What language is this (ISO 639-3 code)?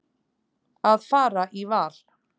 isl